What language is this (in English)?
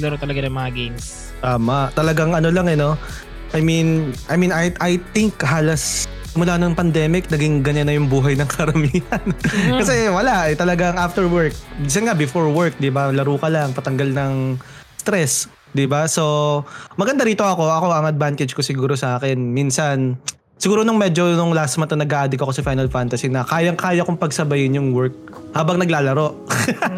Filipino